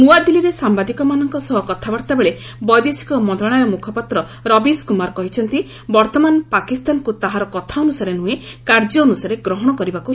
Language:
Odia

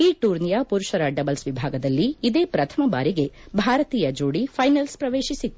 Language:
Kannada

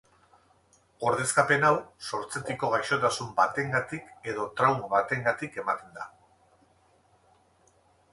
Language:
Basque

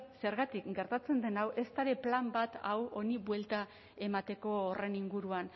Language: Basque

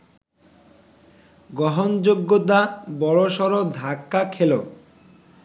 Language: Bangla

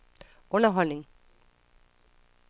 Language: Danish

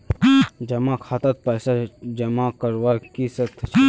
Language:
Magahi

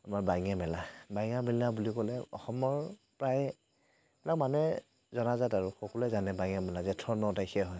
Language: Assamese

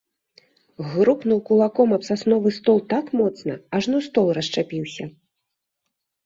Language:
Belarusian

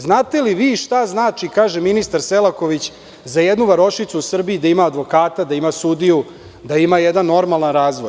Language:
Serbian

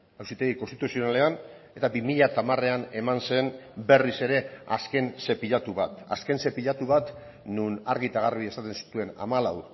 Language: Basque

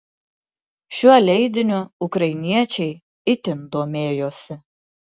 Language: Lithuanian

